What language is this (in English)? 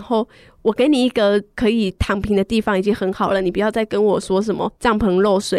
Chinese